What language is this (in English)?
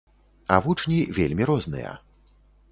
Belarusian